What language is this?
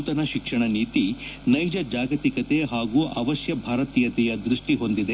Kannada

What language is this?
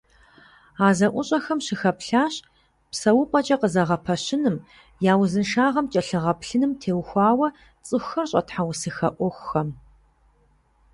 Kabardian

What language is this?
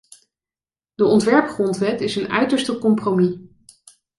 Dutch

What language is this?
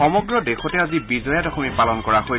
Assamese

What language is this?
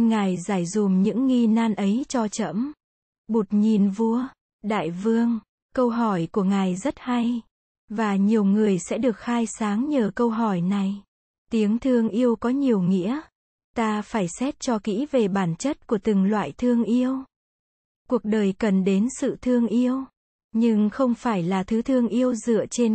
Vietnamese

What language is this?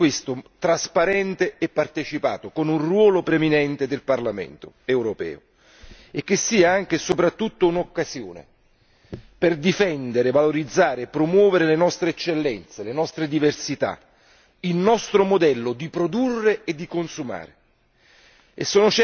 Italian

